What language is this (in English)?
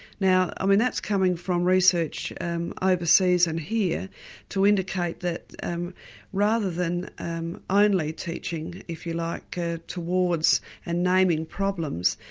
English